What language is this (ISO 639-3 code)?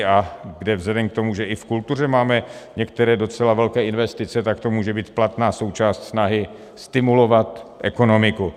ces